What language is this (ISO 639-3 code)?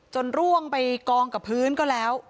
tha